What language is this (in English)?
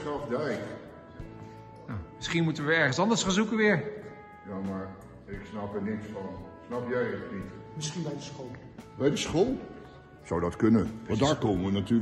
Dutch